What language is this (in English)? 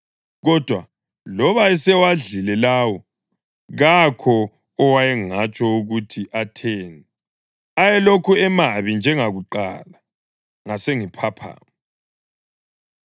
North Ndebele